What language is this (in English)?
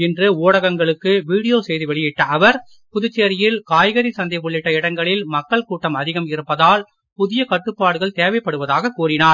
Tamil